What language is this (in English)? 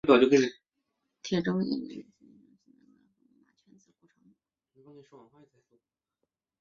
Chinese